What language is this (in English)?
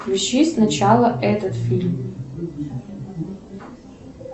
Russian